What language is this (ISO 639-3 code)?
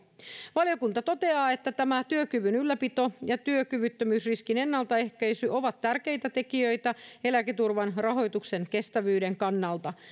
fin